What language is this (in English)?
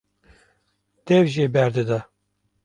Kurdish